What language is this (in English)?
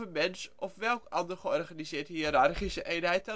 Dutch